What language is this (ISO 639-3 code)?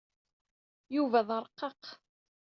kab